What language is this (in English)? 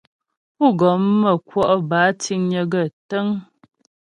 Ghomala